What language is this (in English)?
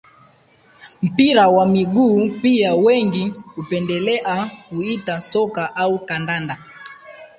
Swahili